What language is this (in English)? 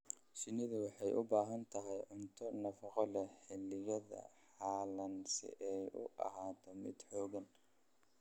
Somali